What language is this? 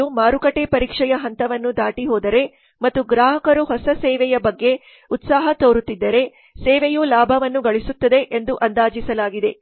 Kannada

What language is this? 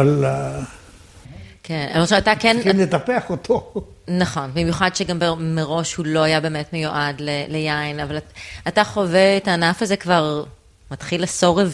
Hebrew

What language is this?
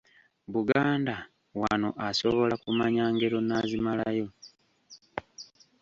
Ganda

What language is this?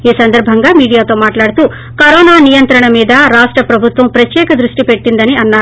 Telugu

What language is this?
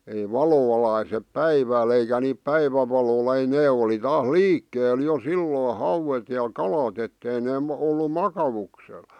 Finnish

